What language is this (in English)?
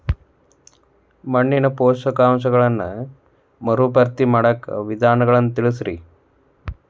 Kannada